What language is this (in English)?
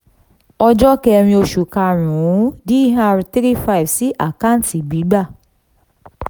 Yoruba